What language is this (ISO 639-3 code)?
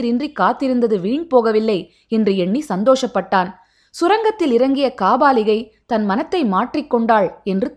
tam